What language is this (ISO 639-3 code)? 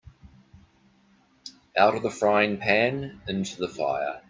eng